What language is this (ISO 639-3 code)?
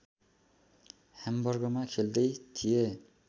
nep